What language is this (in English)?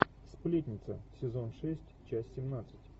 Russian